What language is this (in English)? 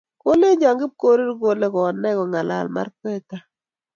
Kalenjin